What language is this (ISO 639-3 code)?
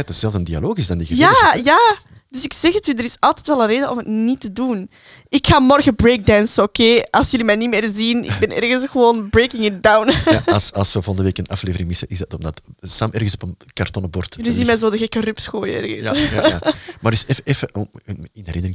nld